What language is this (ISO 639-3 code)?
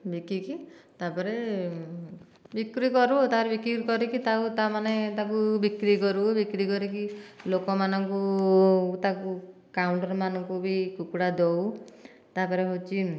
ori